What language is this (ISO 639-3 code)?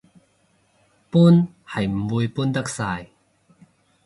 yue